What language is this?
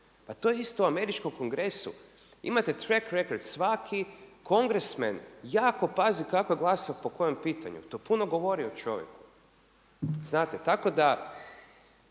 Croatian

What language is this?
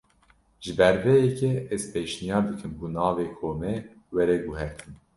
Kurdish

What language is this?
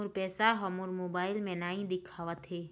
Chhattisgarhi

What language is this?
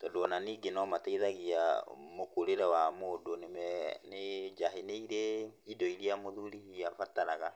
Kikuyu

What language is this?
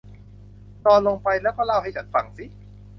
Thai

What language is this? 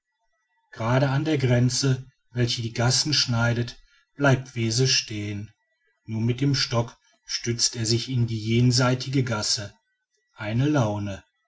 German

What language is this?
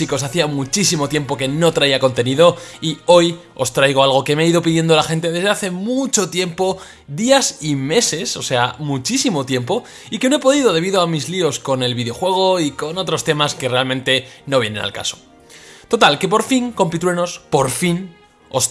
Spanish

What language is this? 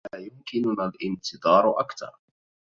Arabic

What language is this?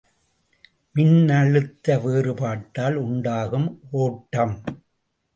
Tamil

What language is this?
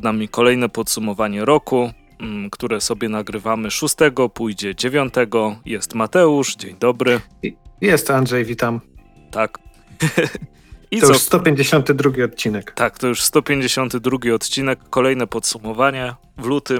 Polish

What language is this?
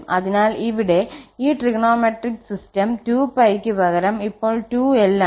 Malayalam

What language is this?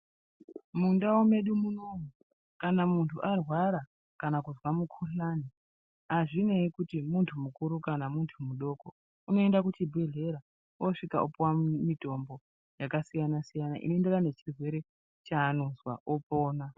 Ndau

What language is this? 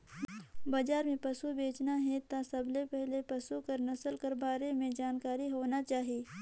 Chhattisgarhi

